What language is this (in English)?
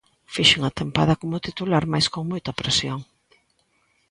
Galician